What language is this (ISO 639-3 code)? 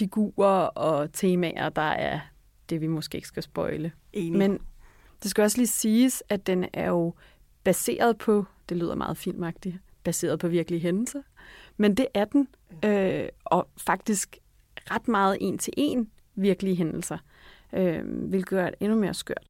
dan